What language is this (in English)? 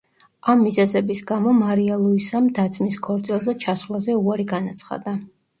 Georgian